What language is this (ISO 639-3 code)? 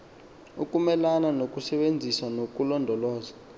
xho